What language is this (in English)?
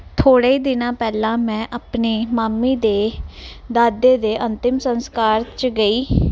Punjabi